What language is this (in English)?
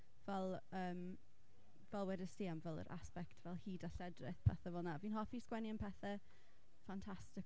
Welsh